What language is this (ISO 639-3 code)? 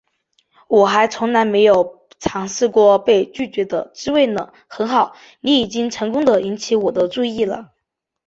zho